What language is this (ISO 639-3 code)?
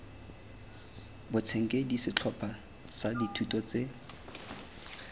tsn